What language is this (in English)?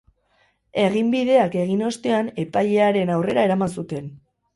Basque